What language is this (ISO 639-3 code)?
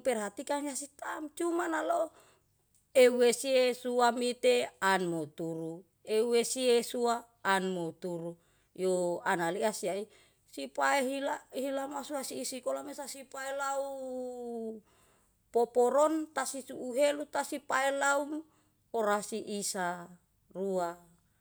jal